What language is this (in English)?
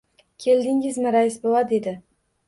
Uzbek